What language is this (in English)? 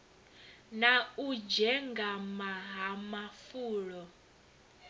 Venda